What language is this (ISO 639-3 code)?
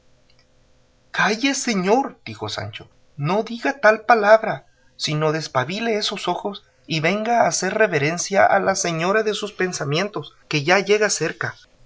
spa